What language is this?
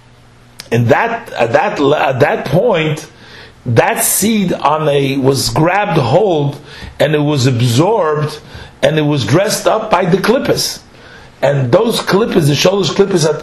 English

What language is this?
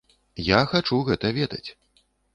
Belarusian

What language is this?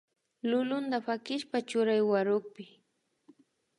Imbabura Highland Quichua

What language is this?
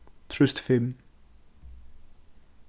Faroese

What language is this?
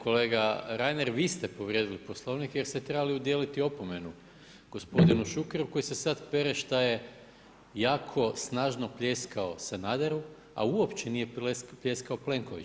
Croatian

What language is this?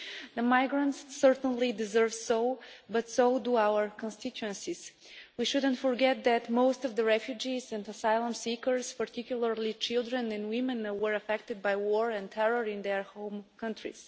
English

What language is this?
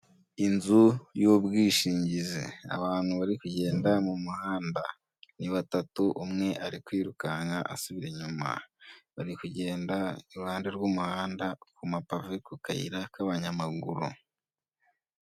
Kinyarwanda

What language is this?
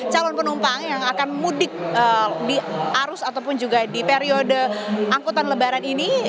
Indonesian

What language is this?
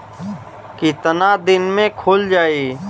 Bhojpuri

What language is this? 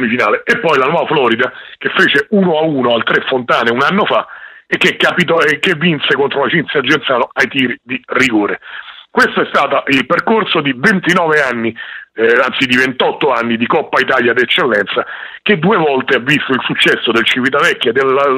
Italian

